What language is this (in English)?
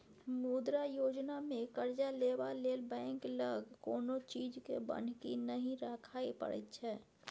Maithili